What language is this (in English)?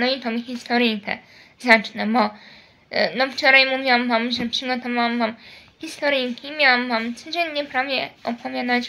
Polish